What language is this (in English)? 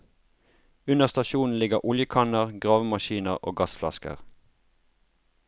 Norwegian